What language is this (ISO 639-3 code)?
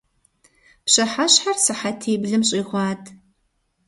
kbd